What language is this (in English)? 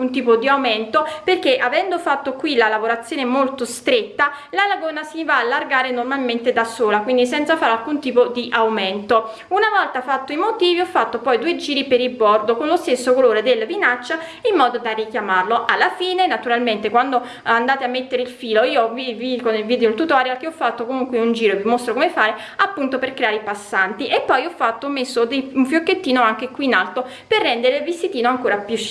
Italian